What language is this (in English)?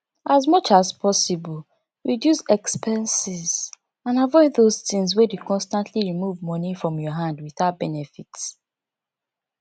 Nigerian Pidgin